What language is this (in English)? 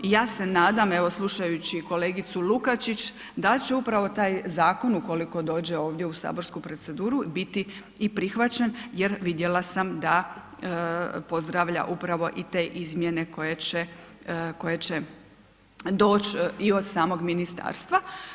Croatian